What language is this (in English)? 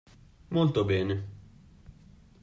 Italian